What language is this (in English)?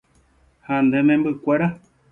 Guarani